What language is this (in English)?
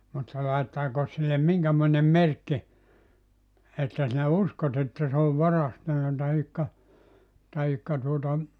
Finnish